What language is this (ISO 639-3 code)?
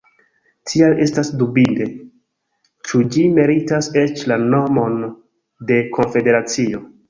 epo